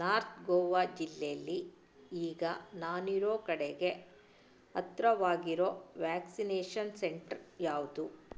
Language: Kannada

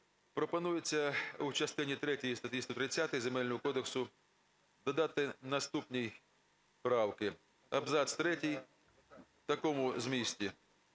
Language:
Ukrainian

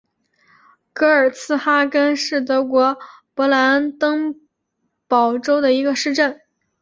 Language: Chinese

